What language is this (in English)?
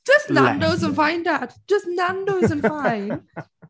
Welsh